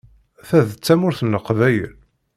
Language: Kabyle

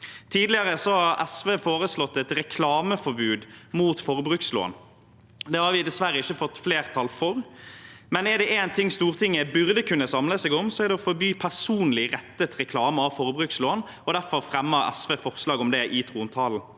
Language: Norwegian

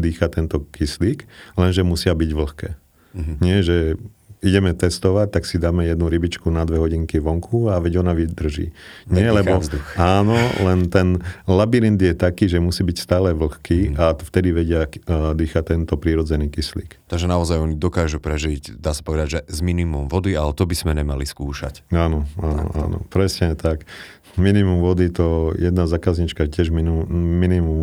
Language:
Slovak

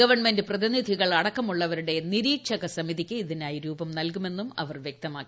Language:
Malayalam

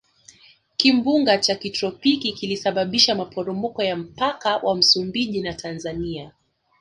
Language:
Swahili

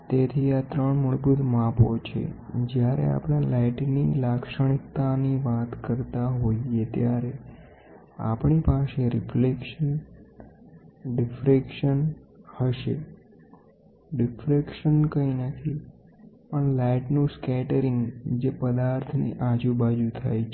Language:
Gujarati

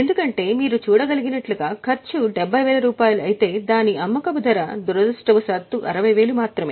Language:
Telugu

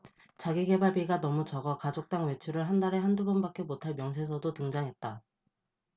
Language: Korean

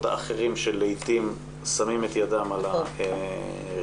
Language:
Hebrew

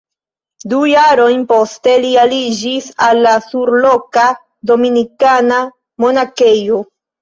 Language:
Esperanto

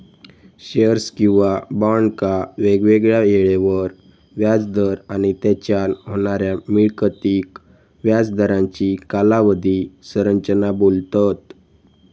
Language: Marathi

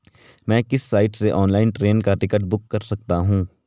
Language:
Hindi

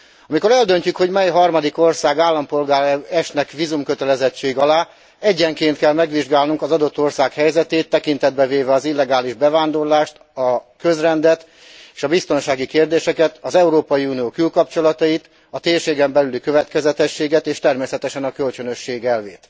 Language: Hungarian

